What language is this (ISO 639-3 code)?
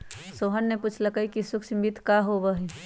mag